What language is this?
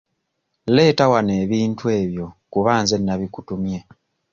Ganda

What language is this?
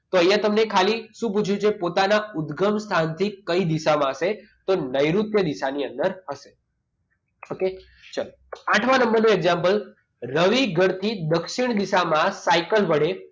Gujarati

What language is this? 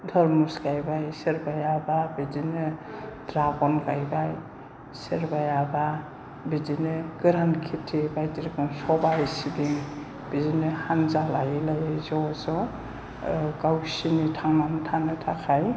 Bodo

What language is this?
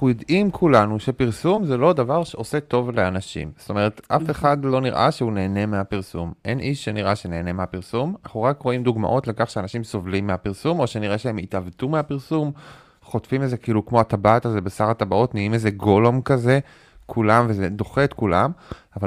Hebrew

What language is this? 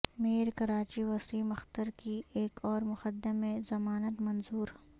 Urdu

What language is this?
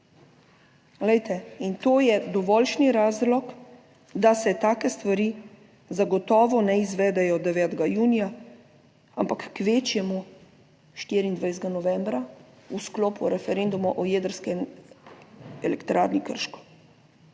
Slovenian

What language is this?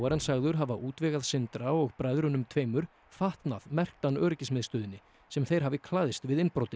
Icelandic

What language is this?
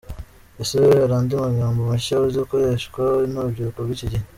Kinyarwanda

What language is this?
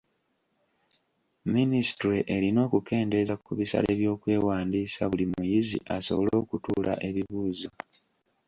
Ganda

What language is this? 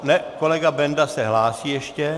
Czech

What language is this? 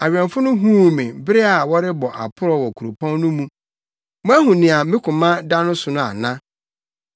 Akan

